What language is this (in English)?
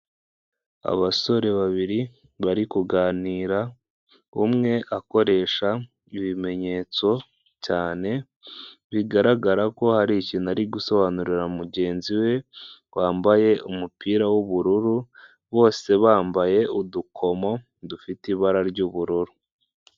Kinyarwanda